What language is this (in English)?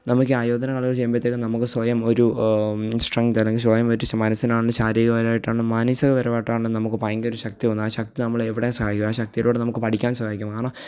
Malayalam